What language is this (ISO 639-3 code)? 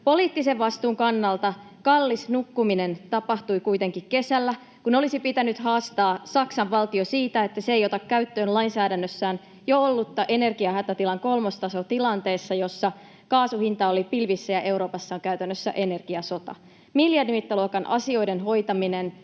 fin